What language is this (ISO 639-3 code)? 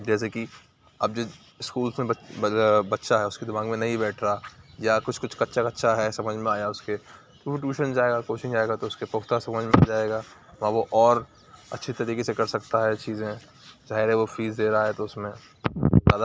urd